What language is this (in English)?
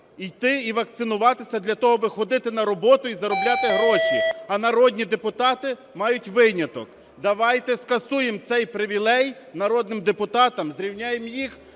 Ukrainian